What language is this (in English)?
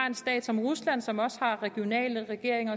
Danish